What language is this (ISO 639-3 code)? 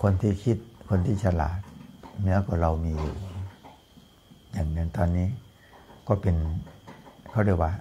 tha